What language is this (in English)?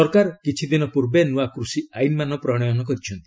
Odia